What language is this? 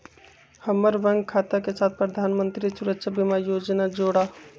Magahi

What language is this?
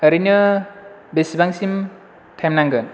Bodo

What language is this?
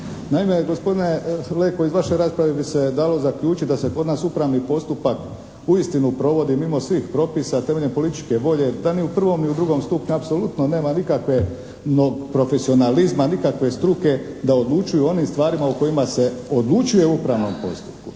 Croatian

